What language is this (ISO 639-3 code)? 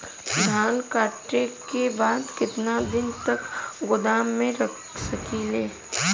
bho